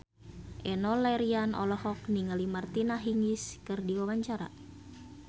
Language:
Sundanese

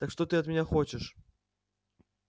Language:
Russian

